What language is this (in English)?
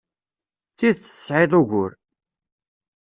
Kabyle